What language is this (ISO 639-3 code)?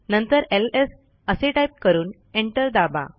mar